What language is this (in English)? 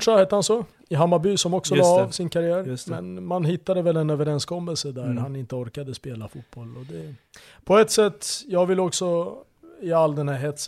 Swedish